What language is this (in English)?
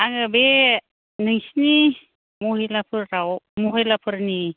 Bodo